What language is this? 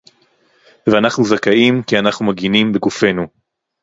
Hebrew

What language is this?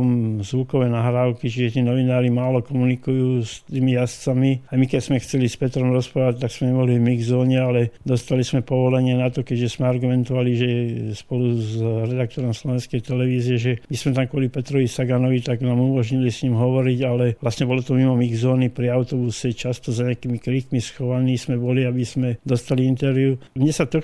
Slovak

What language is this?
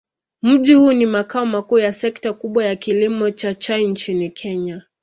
Swahili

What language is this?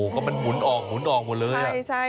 Thai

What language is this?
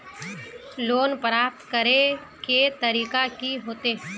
Magahi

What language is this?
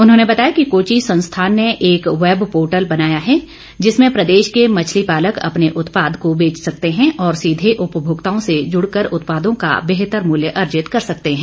Hindi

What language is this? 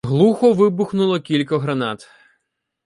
Ukrainian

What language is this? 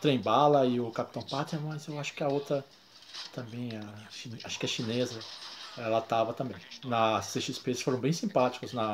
Portuguese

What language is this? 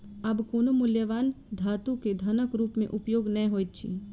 Maithili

